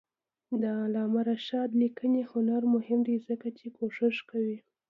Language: Pashto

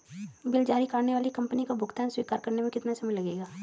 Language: Hindi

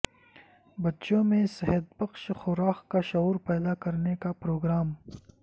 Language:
Urdu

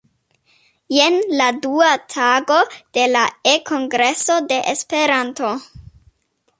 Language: Esperanto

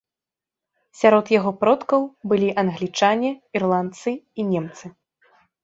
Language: Belarusian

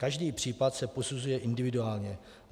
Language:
Czech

